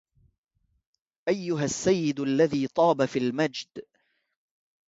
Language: Arabic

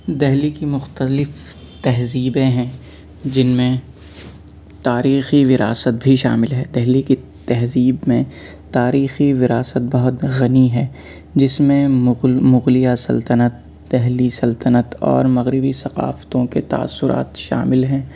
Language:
Urdu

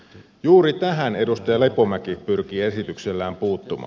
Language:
Finnish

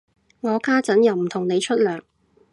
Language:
Cantonese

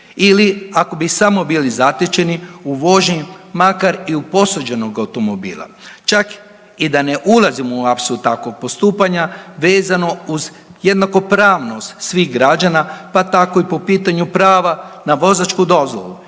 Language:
Croatian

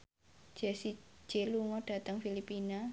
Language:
Javanese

